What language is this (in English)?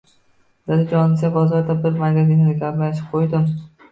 Uzbek